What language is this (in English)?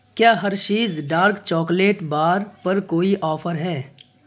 Urdu